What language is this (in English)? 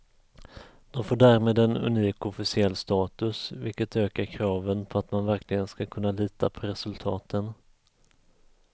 Swedish